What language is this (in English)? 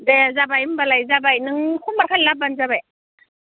Bodo